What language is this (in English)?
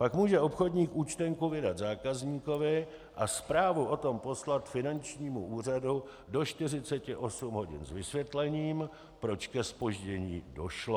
Czech